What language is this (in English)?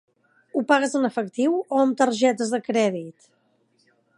Catalan